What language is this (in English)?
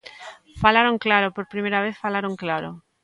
Galician